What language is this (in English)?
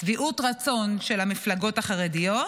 Hebrew